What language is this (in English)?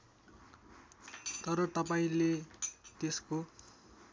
Nepali